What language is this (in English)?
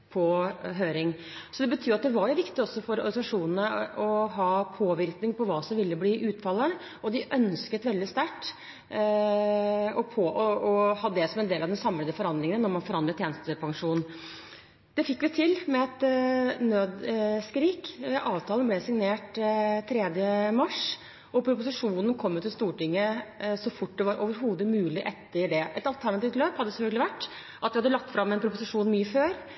Norwegian Bokmål